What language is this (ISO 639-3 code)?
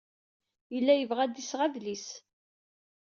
kab